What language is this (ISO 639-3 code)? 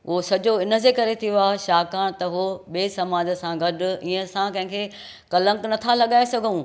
snd